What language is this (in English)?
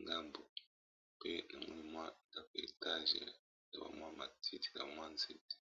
Lingala